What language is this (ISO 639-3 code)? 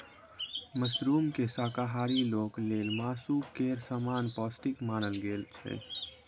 mai